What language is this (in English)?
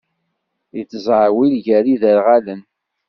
Kabyle